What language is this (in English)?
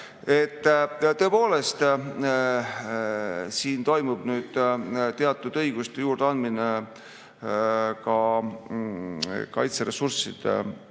Estonian